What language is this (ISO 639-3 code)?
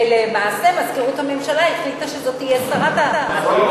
heb